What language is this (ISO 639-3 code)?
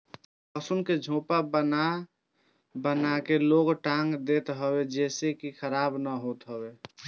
bho